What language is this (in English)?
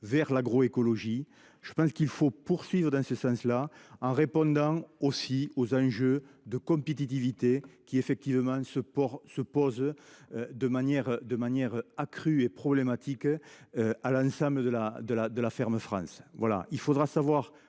French